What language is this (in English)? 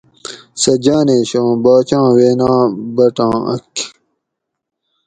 Gawri